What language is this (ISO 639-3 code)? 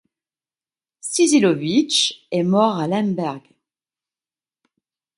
fra